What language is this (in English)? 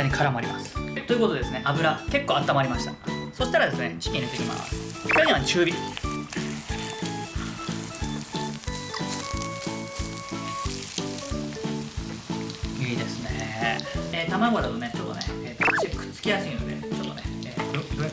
Japanese